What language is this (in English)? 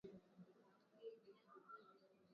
Swahili